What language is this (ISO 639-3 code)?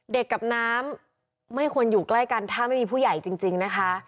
tha